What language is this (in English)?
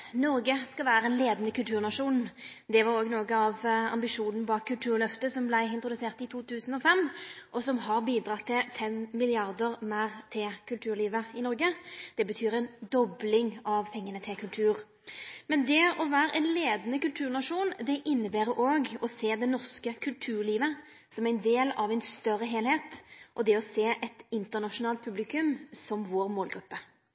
Norwegian Nynorsk